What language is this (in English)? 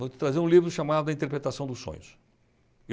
Portuguese